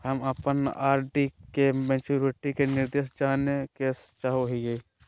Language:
Magahi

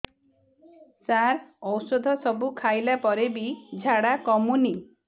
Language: Odia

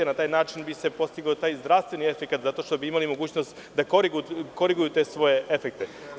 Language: Serbian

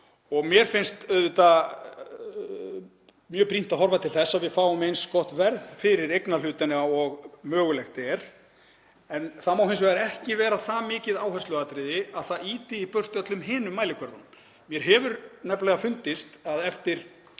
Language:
Icelandic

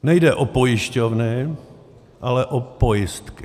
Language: Czech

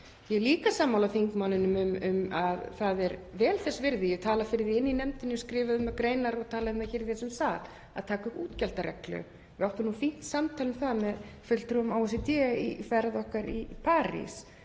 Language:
Icelandic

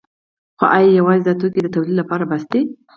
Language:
Pashto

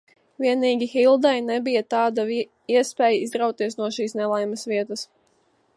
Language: Latvian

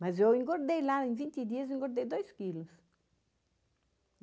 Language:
Portuguese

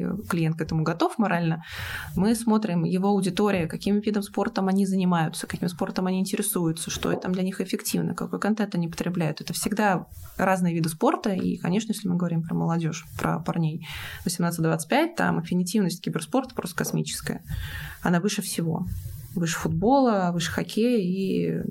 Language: Russian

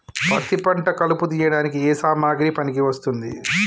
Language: Telugu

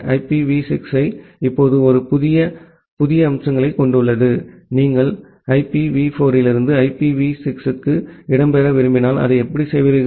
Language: Tamil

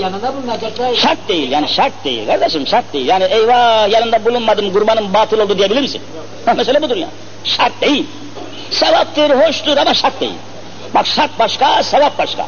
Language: Turkish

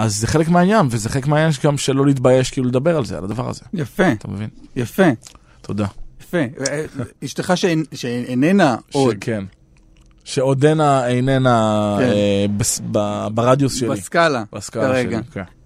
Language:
Hebrew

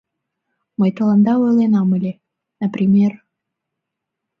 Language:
Mari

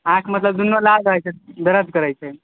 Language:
Maithili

